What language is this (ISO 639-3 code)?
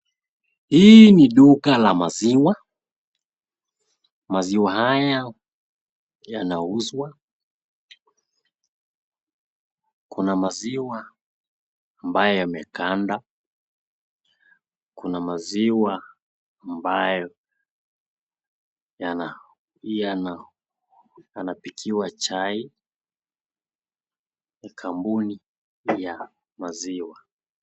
swa